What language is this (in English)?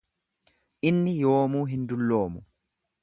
Oromo